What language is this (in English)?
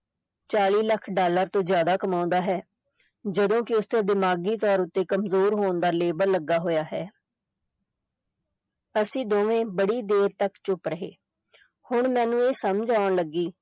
Punjabi